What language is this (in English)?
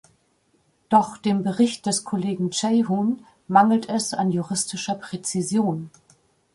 German